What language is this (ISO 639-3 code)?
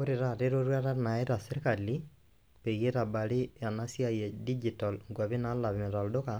mas